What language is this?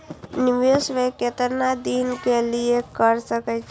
Maithili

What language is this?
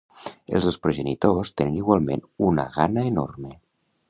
Catalan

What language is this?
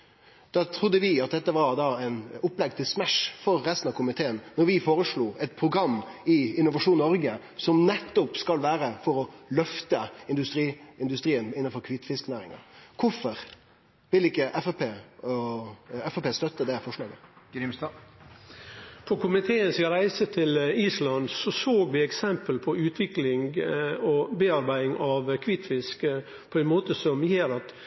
Norwegian Nynorsk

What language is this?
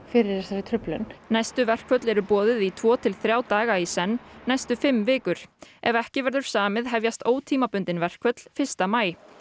Icelandic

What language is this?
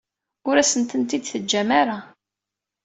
Kabyle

